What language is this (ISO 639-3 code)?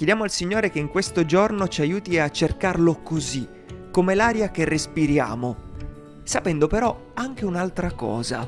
ita